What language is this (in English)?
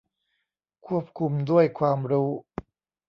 Thai